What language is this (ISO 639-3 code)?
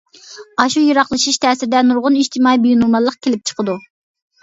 uig